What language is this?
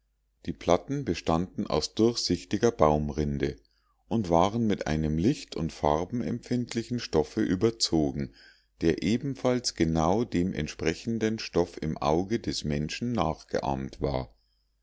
German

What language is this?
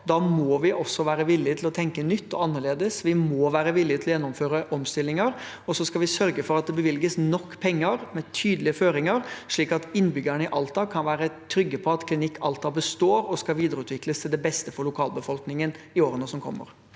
Norwegian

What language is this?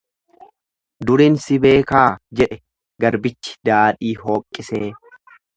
Oromo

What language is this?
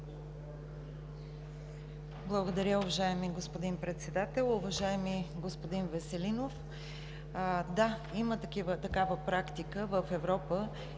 Bulgarian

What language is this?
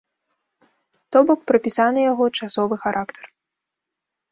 Belarusian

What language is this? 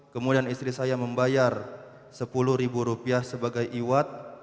Indonesian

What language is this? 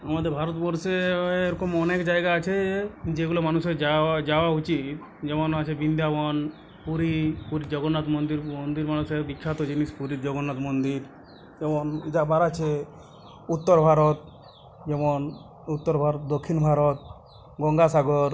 Bangla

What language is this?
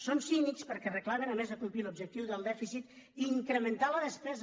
Catalan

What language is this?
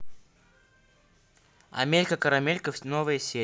Russian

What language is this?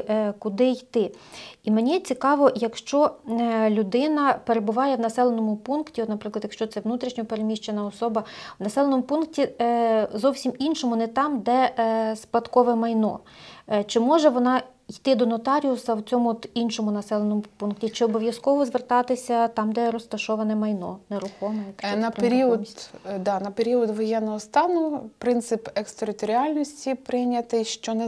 Ukrainian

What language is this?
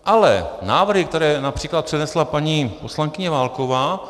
Czech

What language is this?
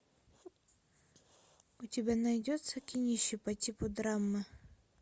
Russian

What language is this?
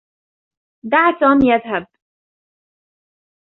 Arabic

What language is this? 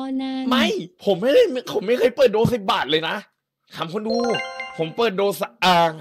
Thai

